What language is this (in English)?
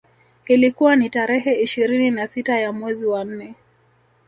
Swahili